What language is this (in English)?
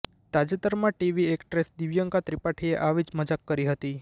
Gujarati